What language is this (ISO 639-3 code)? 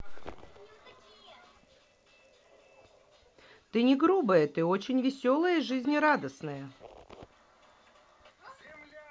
rus